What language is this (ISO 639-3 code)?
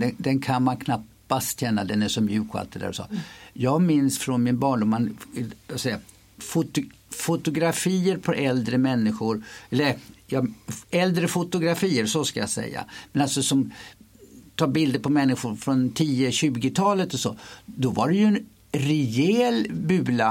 swe